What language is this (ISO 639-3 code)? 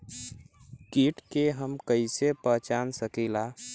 bho